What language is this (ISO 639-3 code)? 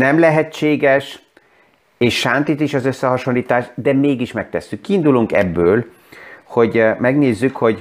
hun